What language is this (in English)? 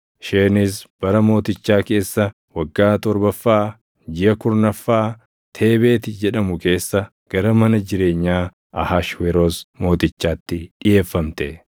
Oromo